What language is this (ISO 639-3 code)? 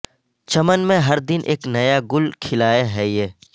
urd